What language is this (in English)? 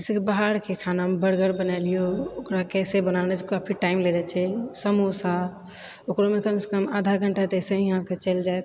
Maithili